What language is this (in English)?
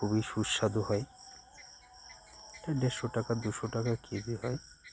Bangla